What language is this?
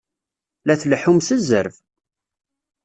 Kabyle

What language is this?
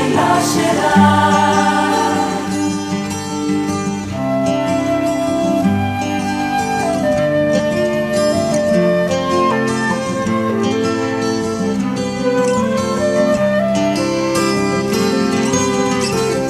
Romanian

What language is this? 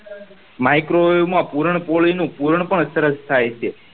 Gujarati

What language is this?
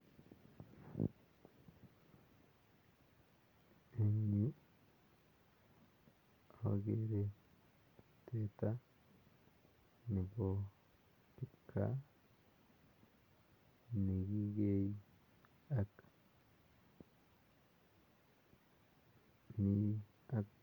Kalenjin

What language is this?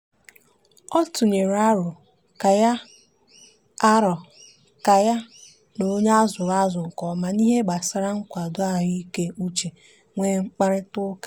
Igbo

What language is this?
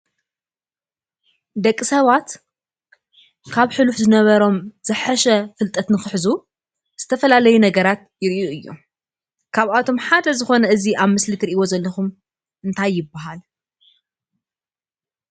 Tigrinya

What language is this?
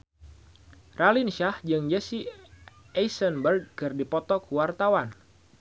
Sundanese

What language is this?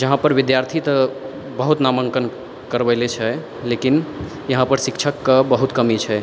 Maithili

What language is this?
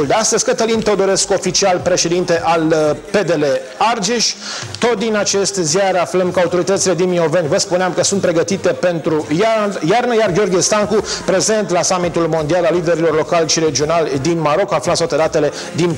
Romanian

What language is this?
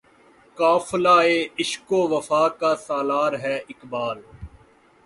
Urdu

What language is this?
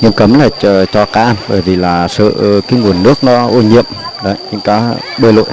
Vietnamese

